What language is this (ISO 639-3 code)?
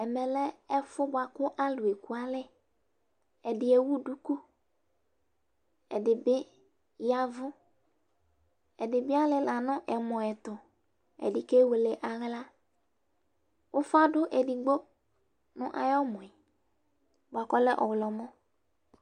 kpo